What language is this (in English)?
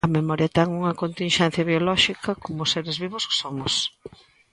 Galician